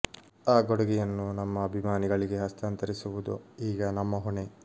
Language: Kannada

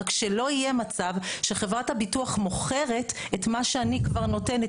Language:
Hebrew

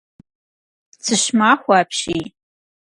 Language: Kabardian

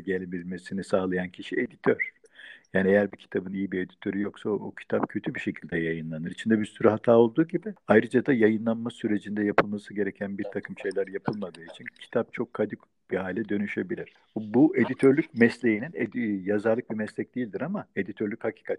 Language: Turkish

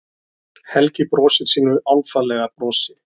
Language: Icelandic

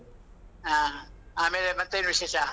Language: Kannada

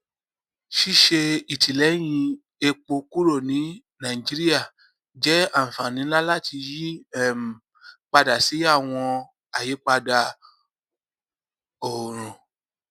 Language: Yoruba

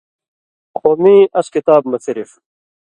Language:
Indus Kohistani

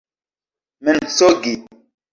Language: Esperanto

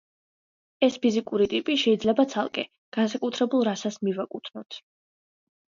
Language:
Georgian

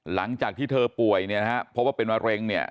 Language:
Thai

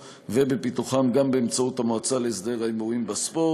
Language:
Hebrew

